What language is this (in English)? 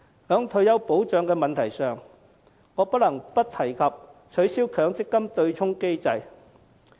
Cantonese